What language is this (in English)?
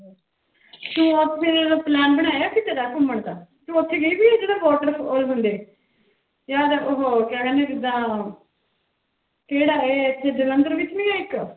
Punjabi